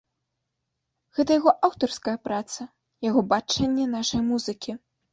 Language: Belarusian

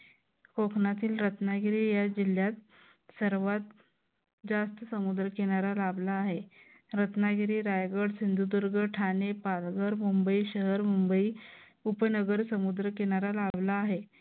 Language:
Marathi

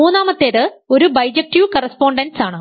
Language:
Malayalam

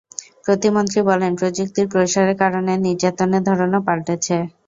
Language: Bangla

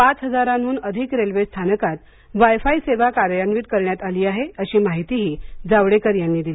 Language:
Marathi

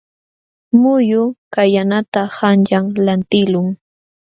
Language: Jauja Wanca Quechua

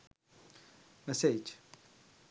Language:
Sinhala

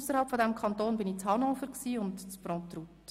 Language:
Swiss German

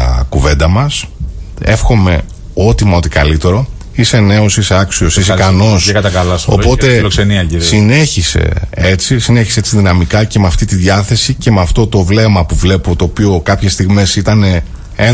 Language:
Greek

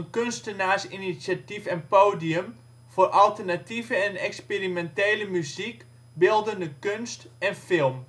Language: Dutch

